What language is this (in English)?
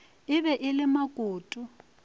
Northern Sotho